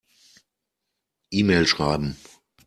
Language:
German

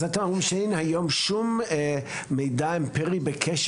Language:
Hebrew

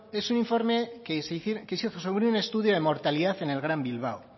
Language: Spanish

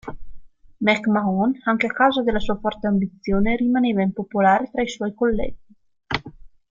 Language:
Italian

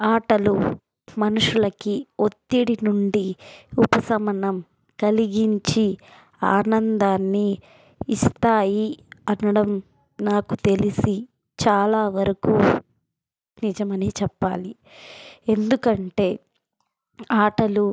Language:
Telugu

